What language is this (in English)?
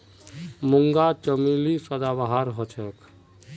Magahi